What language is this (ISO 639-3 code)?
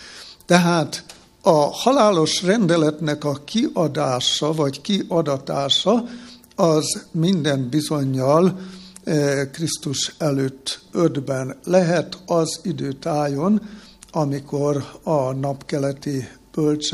hun